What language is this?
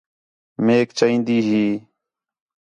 Khetrani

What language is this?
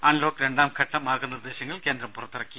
Malayalam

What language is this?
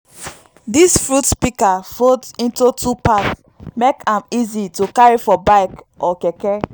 Nigerian Pidgin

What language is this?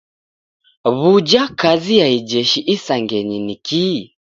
Taita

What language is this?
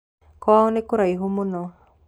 Kikuyu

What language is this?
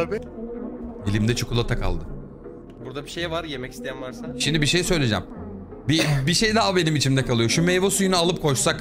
Turkish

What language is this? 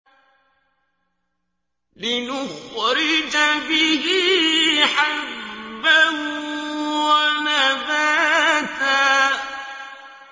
Arabic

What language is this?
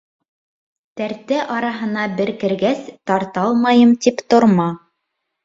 Bashkir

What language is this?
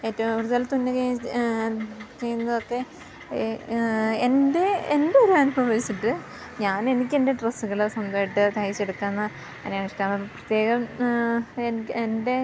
Malayalam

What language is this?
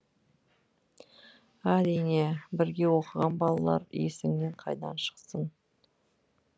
Kazakh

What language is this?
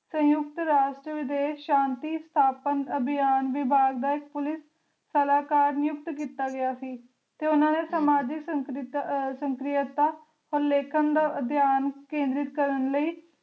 Punjabi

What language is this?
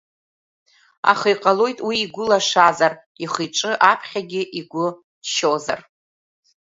Abkhazian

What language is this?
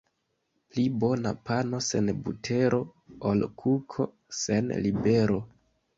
Esperanto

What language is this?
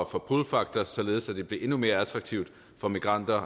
Danish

